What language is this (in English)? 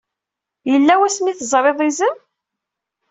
Kabyle